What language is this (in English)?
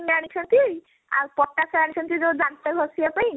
Odia